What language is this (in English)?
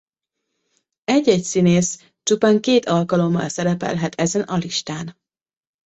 Hungarian